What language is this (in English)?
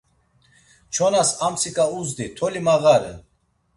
Laz